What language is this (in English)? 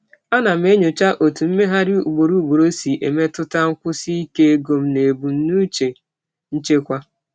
Igbo